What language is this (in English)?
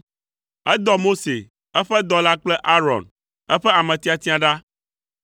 Ewe